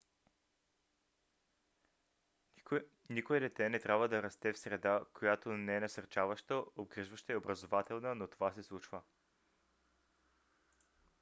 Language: Bulgarian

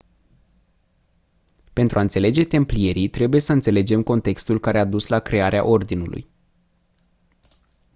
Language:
Romanian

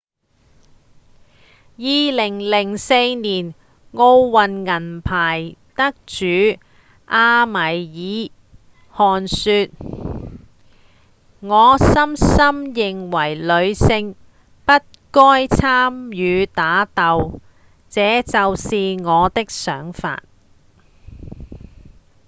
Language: Cantonese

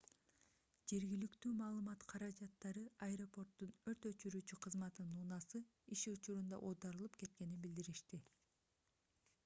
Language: Kyrgyz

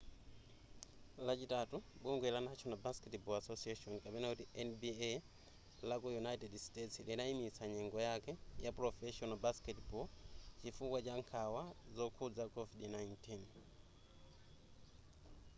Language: Nyanja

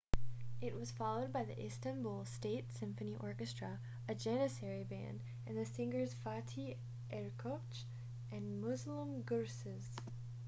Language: English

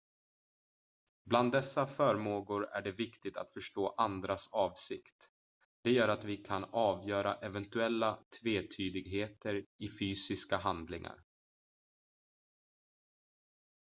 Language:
Swedish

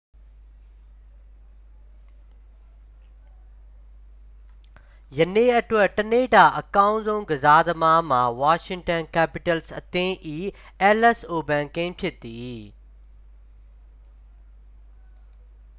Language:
Burmese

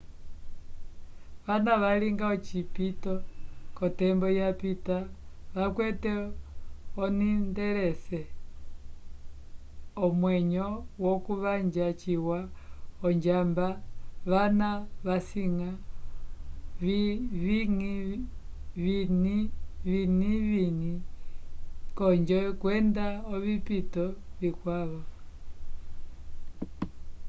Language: Umbundu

